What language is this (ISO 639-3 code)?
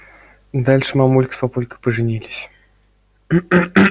rus